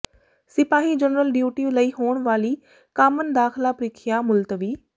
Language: Punjabi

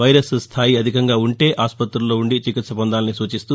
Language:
Telugu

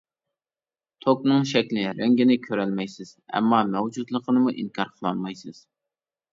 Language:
Uyghur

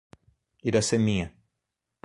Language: Portuguese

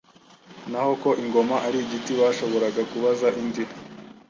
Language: Kinyarwanda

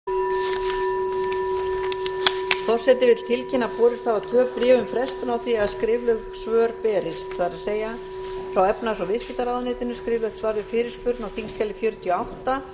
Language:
Icelandic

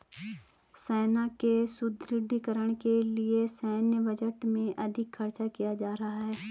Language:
Hindi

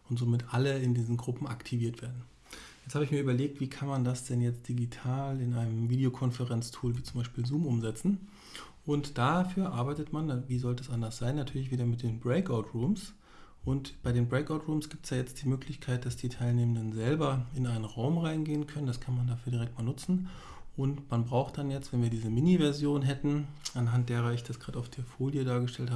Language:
German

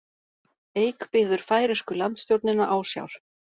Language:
Icelandic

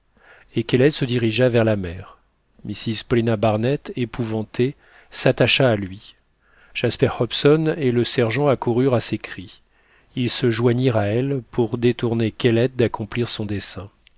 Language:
French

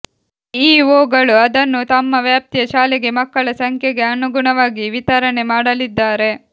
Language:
Kannada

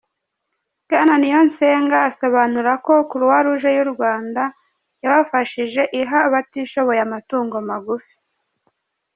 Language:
Kinyarwanda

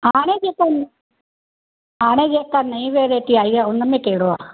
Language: Sindhi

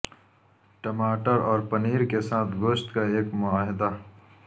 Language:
Urdu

